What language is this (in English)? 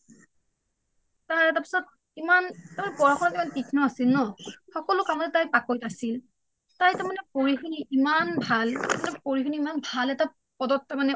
Assamese